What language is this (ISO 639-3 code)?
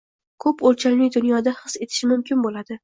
uzb